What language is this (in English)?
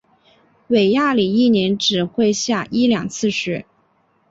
Chinese